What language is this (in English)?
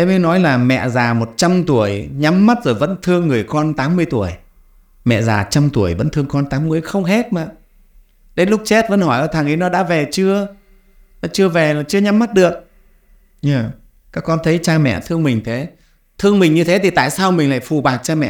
Vietnamese